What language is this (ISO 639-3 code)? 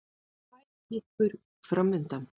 isl